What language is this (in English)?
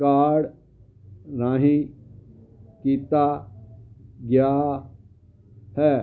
Punjabi